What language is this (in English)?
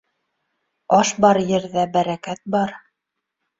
Bashkir